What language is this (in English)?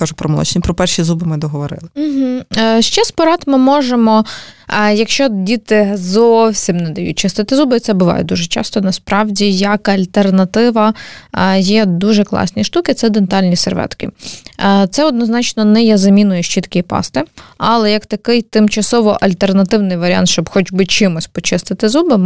Ukrainian